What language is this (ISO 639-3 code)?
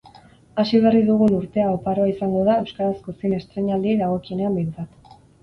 eus